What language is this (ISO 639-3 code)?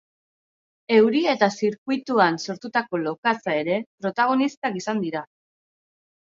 eus